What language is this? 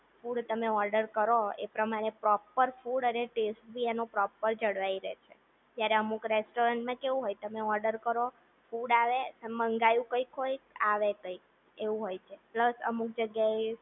Gujarati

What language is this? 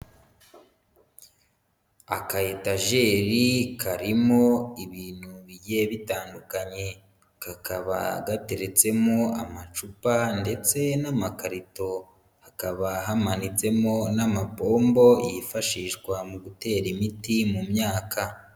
Kinyarwanda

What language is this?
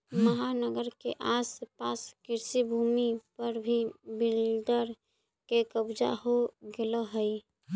Magahi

